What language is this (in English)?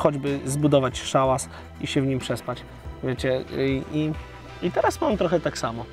Polish